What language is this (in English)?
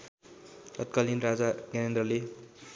Nepali